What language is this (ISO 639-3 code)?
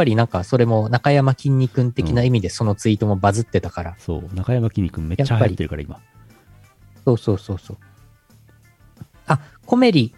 jpn